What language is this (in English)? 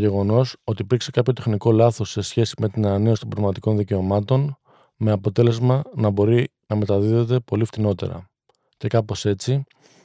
Greek